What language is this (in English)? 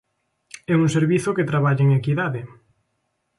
Galician